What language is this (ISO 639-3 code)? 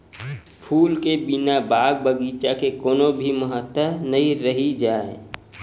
hne